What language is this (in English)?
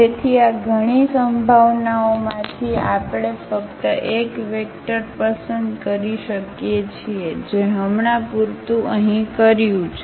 Gujarati